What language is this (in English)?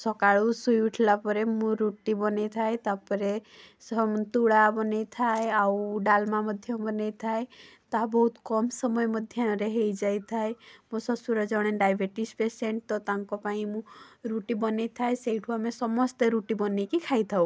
Odia